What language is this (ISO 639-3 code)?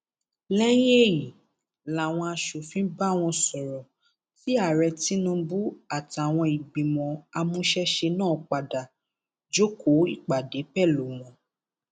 yor